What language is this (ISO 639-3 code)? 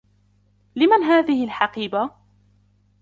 ara